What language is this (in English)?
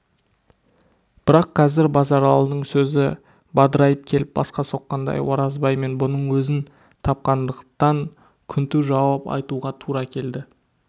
Kazakh